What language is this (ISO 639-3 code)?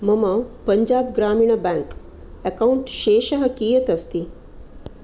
san